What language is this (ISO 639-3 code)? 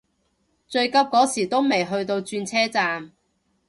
yue